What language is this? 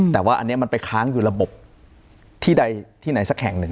Thai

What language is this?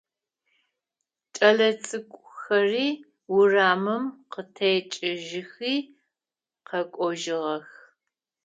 Adyghe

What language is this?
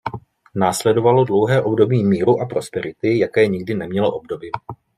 Czech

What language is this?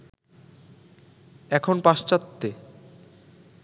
Bangla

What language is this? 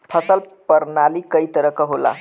Bhojpuri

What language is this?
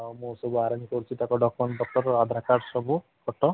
Odia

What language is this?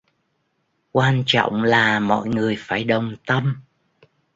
Vietnamese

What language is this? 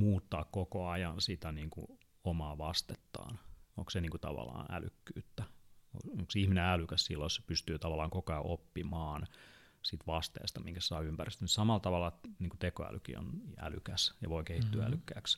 Finnish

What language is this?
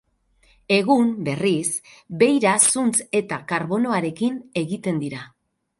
Basque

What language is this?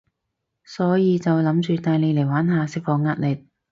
Cantonese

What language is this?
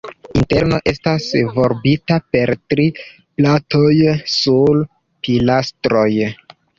Esperanto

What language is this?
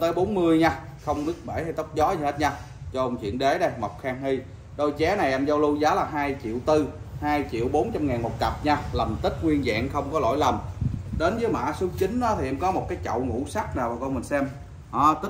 Vietnamese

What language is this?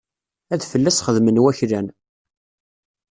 Kabyle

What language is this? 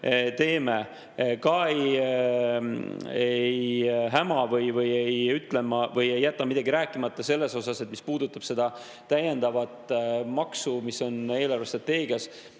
Estonian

